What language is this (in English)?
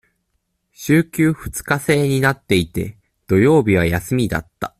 Japanese